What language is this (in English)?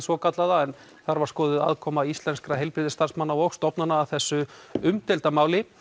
Icelandic